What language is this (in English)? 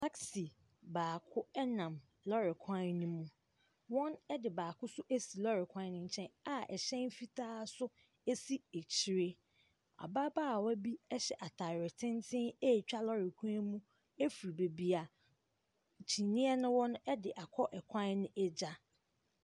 Akan